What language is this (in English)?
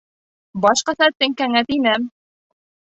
Bashkir